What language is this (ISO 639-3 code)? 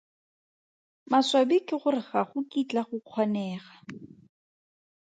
tsn